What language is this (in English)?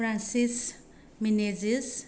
Konkani